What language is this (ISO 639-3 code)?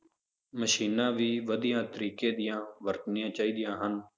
pan